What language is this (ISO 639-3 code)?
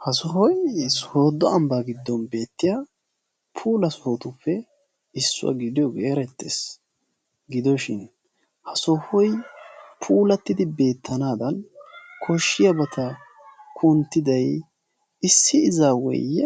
wal